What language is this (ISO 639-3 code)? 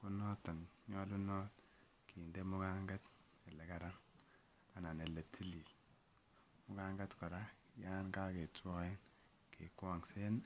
kln